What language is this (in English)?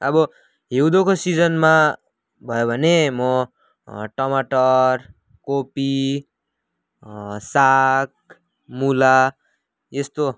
Nepali